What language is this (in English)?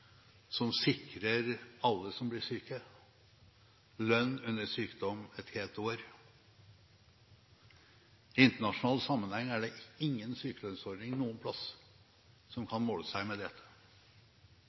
Norwegian Bokmål